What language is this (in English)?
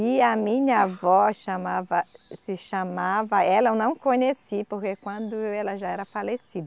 Portuguese